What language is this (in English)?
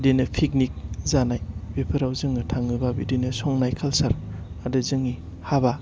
Bodo